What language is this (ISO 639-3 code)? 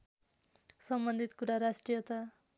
nep